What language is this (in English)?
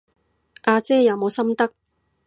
Cantonese